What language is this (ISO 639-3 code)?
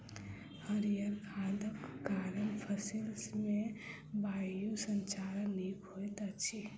mai